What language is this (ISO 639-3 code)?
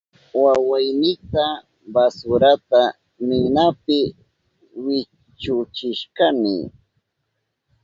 qup